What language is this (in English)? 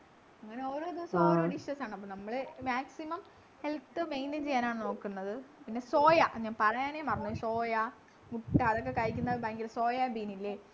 Malayalam